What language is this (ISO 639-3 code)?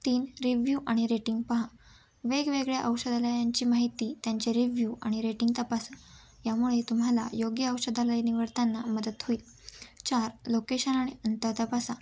mar